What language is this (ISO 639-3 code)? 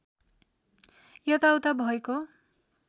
nep